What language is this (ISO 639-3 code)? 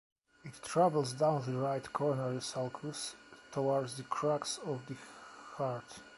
eng